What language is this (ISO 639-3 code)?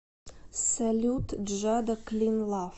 rus